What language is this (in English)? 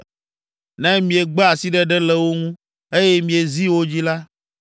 Ewe